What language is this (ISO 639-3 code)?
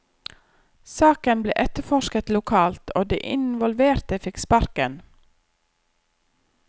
nor